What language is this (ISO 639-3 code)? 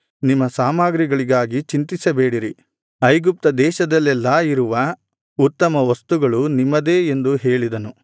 kan